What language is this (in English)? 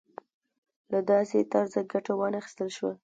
Pashto